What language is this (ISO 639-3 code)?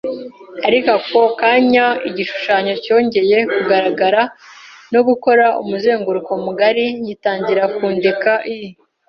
kin